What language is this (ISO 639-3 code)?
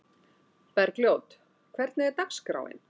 isl